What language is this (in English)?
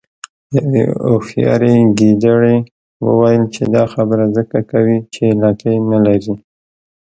Pashto